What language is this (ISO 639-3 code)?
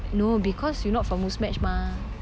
eng